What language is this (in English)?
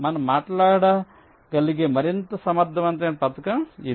Telugu